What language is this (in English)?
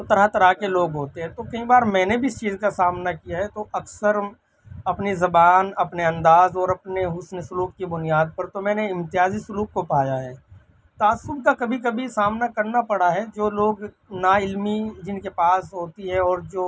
Urdu